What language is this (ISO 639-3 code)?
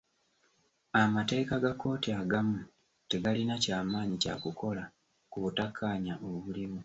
lug